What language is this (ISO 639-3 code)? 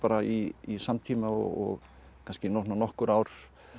isl